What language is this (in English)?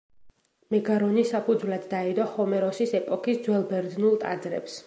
Georgian